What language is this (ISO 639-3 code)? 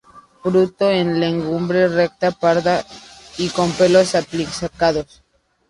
spa